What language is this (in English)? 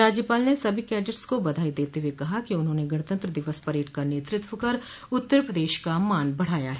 Hindi